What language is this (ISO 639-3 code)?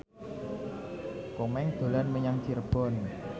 jav